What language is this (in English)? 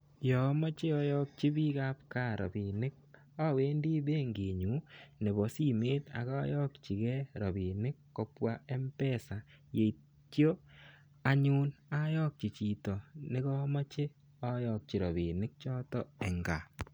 Kalenjin